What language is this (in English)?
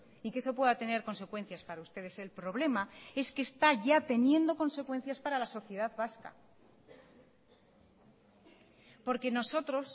Spanish